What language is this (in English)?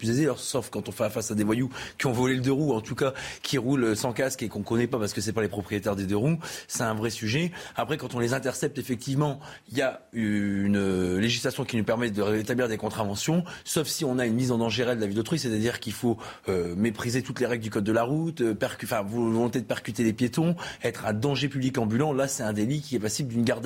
French